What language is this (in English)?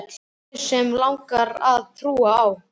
Icelandic